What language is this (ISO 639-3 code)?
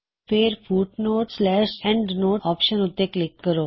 pan